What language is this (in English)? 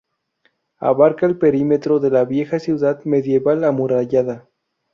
Spanish